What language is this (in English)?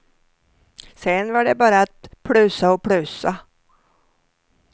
Swedish